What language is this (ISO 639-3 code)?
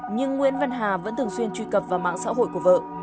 vie